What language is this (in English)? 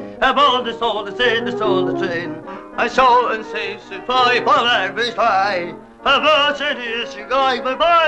English